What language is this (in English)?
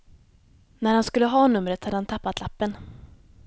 Swedish